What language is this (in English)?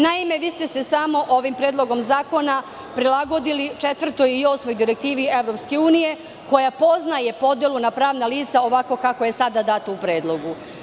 Serbian